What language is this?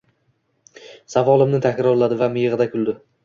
Uzbek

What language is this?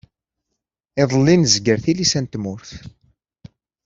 Kabyle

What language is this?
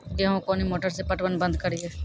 Maithili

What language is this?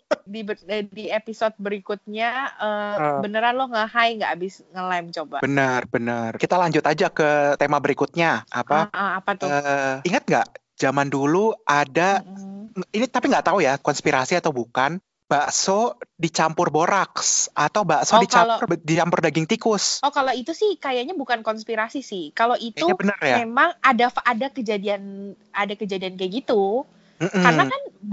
Indonesian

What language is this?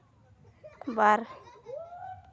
Santali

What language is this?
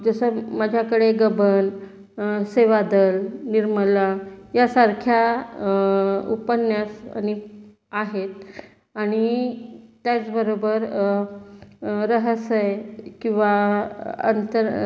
Marathi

